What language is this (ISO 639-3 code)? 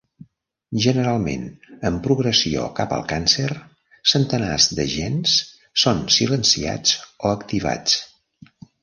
cat